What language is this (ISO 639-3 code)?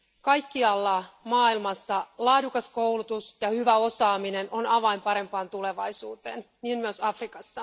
fin